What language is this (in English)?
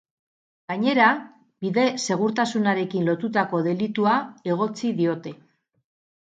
Basque